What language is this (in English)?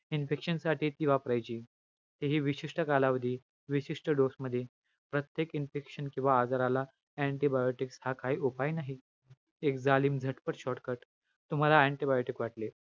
Marathi